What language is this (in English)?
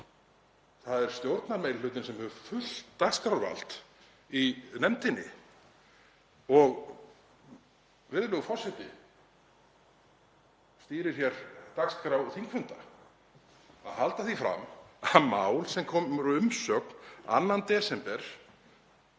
Icelandic